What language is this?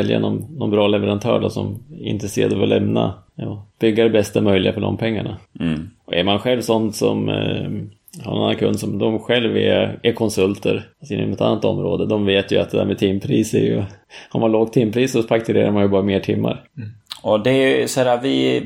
Swedish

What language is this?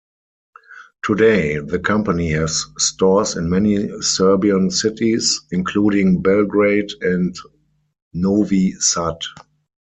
English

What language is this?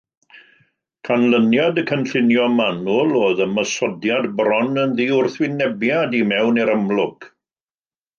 Welsh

